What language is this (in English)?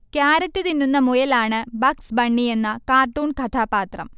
Malayalam